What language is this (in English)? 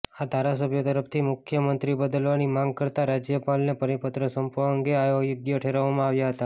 Gujarati